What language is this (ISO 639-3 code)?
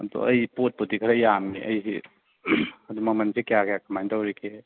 mni